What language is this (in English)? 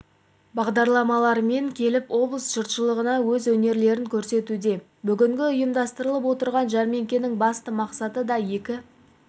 Kazakh